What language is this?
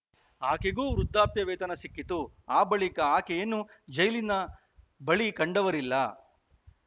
Kannada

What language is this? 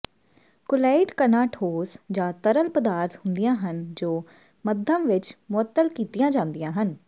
Punjabi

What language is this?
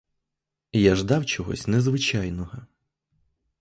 Ukrainian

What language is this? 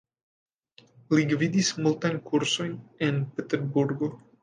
Esperanto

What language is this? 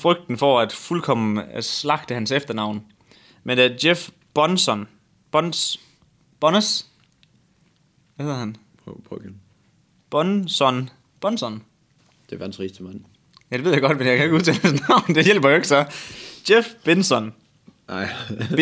Danish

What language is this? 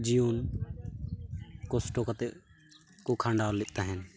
Santali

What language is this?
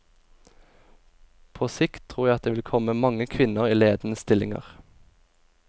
Norwegian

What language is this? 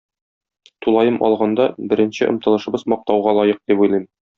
Tatar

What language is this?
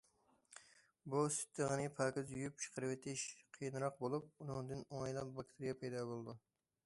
Uyghur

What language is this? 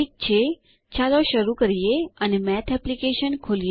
Gujarati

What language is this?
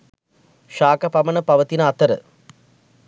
Sinhala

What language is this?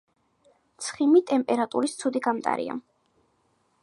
Georgian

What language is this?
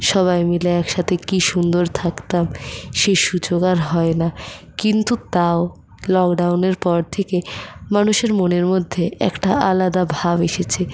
Bangla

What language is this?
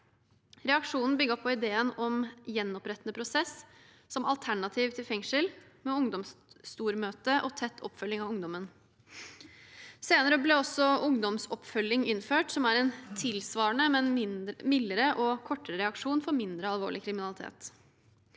Norwegian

